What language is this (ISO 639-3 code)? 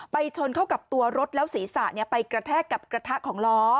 tha